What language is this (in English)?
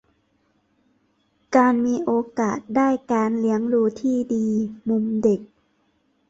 Thai